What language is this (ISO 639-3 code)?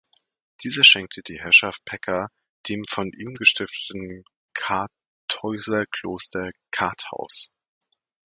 deu